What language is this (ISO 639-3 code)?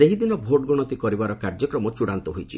ori